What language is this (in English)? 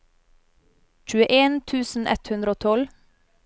Norwegian